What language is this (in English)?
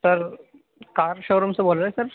Urdu